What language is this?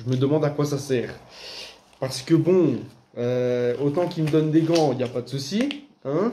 French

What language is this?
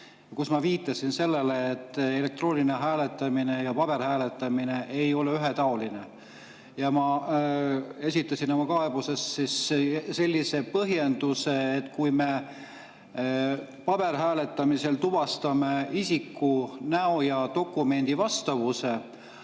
Estonian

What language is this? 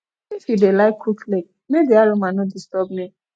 Nigerian Pidgin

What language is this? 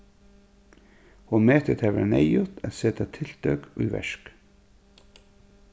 Faroese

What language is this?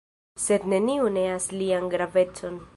Esperanto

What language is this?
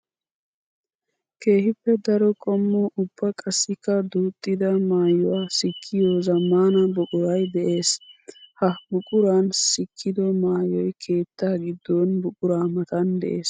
Wolaytta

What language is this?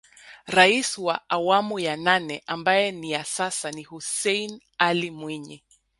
Swahili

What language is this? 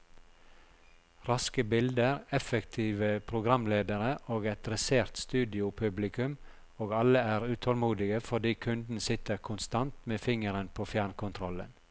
Norwegian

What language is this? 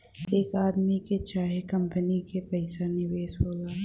Bhojpuri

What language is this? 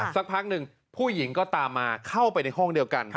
Thai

